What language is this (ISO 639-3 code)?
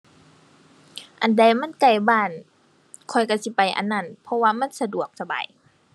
tha